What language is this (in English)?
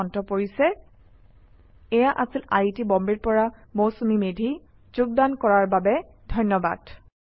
Assamese